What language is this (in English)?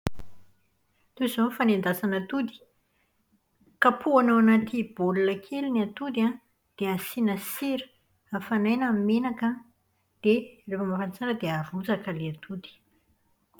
Malagasy